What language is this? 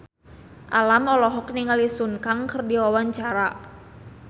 Sundanese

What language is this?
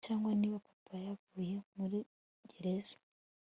Kinyarwanda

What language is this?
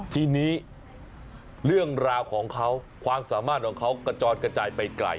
Thai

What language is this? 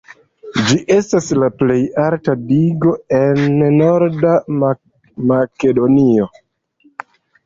Esperanto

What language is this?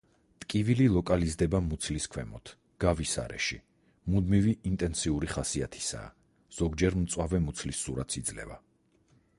Georgian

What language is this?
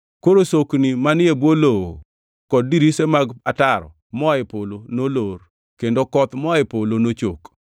Luo (Kenya and Tanzania)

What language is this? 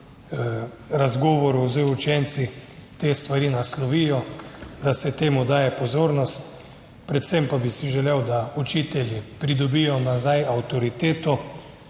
Slovenian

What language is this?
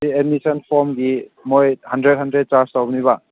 Manipuri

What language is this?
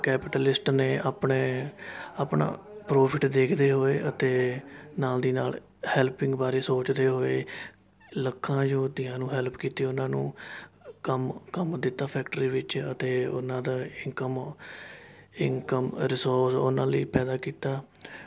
Punjabi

